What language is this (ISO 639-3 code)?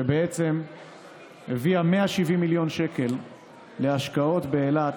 heb